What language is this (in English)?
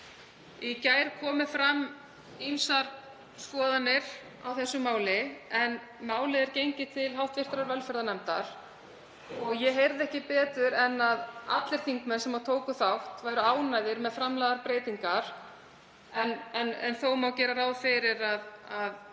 Icelandic